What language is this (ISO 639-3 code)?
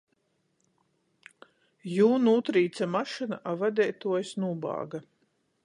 ltg